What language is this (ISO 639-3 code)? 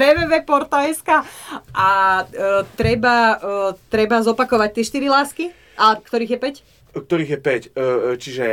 slk